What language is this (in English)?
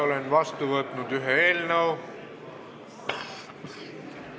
Estonian